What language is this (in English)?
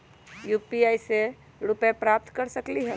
Magahi